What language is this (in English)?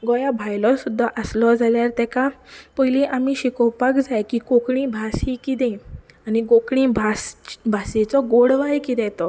Konkani